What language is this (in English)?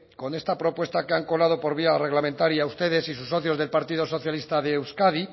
Spanish